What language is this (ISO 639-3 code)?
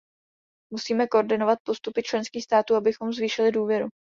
ces